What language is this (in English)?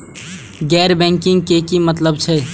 Maithili